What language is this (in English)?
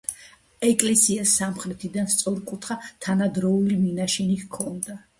Georgian